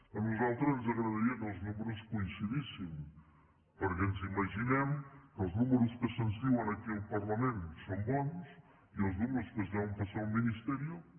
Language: Catalan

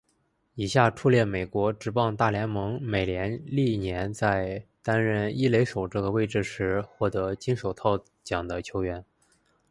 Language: Chinese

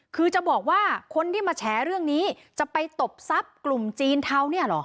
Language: Thai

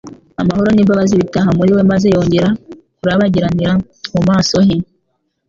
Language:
Kinyarwanda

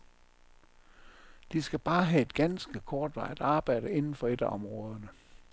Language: Danish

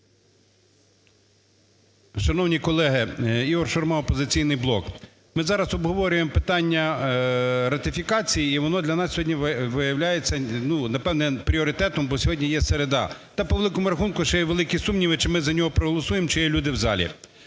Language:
Ukrainian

